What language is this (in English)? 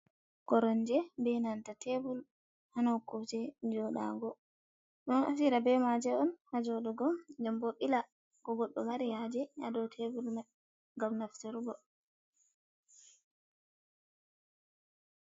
Fula